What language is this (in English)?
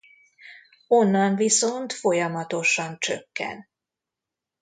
Hungarian